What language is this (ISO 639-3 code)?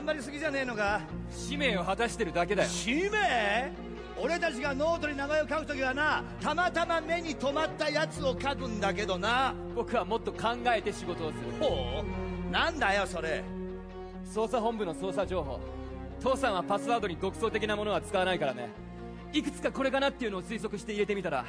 jpn